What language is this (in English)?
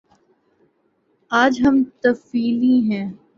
Urdu